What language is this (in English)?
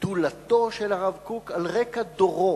Hebrew